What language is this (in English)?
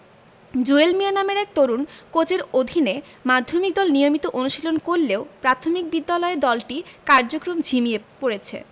Bangla